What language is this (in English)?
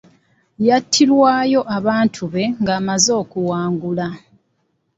Ganda